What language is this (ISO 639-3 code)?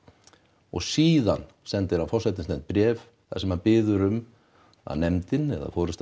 isl